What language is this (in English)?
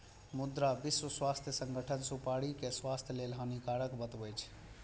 Maithili